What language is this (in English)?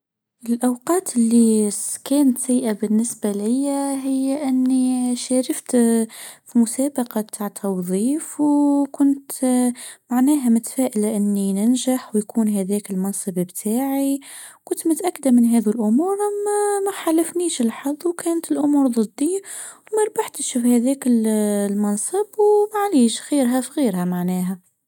Tunisian Arabic